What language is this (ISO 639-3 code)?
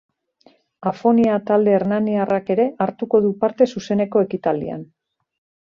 eus